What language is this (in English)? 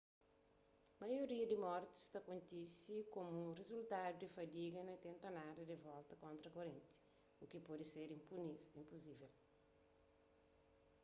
Kabuverdianu